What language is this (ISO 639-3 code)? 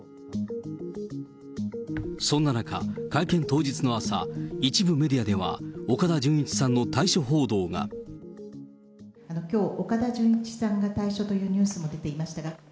jpn